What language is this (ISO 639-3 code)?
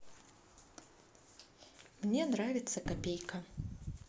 rus